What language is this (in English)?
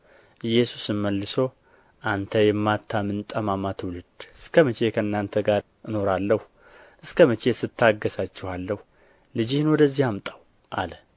Amharic